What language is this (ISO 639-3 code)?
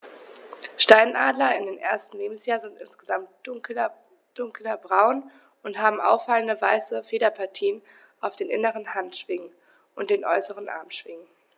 deu